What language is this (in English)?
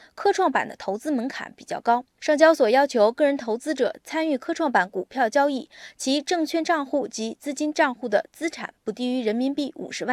Chinese